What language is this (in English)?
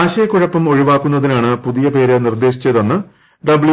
Malayalam